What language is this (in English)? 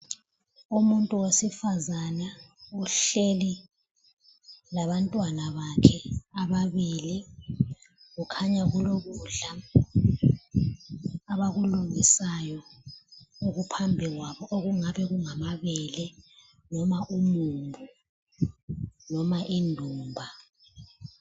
North Ndebele